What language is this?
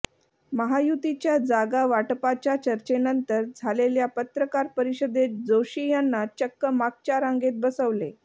Marathi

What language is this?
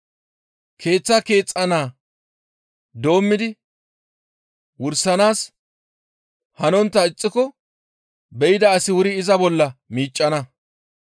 Gamo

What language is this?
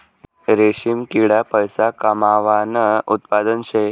Marathi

